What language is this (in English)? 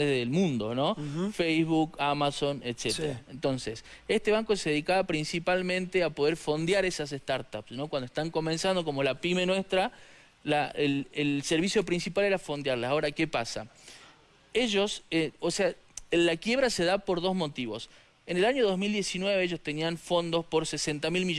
Spanish